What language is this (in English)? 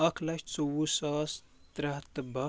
Kashmiri